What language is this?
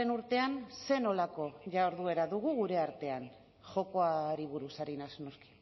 Basque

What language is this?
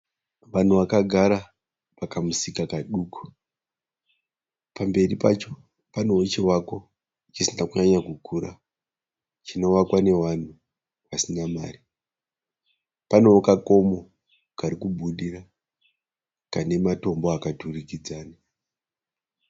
Shona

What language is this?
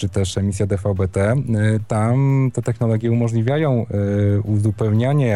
Polish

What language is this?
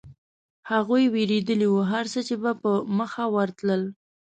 Pashto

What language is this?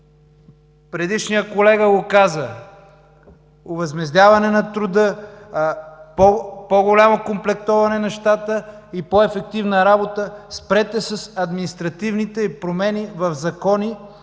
Bulgarian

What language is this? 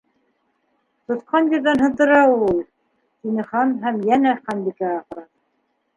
Bashkir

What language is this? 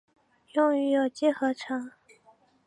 Chinese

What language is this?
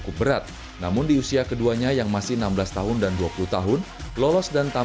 Indonesian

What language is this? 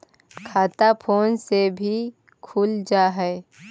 Magahi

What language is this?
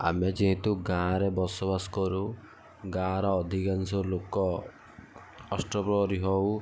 Odia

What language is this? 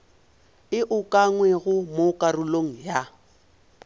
Northern Sotho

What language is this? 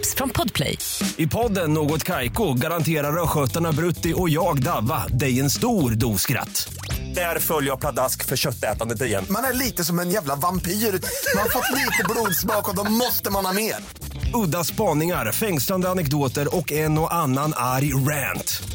Swedish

